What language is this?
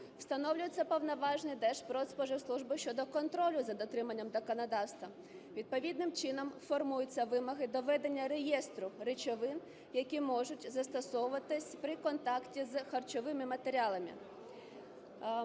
Ukrainian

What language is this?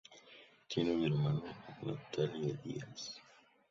Spanish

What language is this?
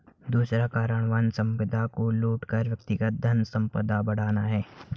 Hindi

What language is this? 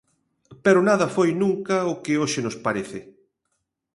Galician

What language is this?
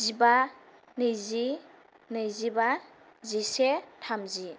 Bodo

